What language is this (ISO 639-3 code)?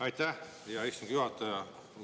est